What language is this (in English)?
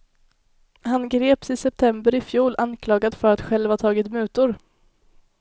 Swedish